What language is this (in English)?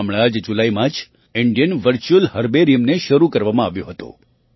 Gujarati